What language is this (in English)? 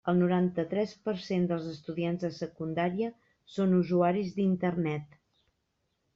Catalan